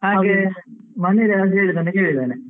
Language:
Kannada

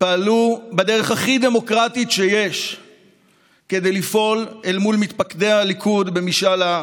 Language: Hebrew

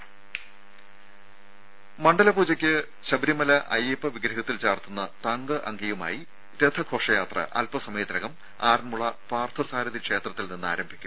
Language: Malayalam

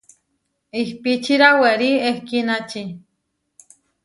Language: Huarijio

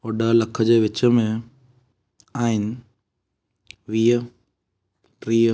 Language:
Sindhi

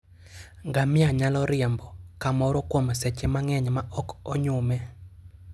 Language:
Luo (Kenya and Tanzania)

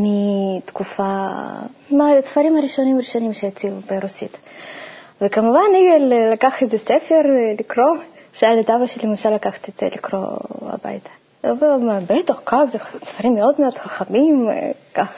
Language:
Hebrew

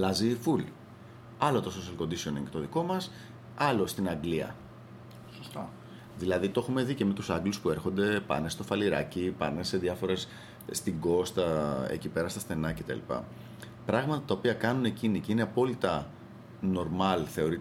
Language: Greek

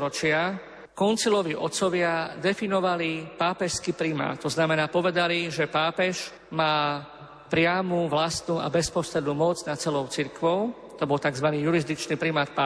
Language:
Slovak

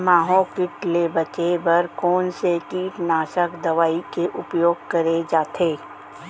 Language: Chhattisgarhi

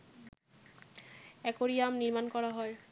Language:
Bangla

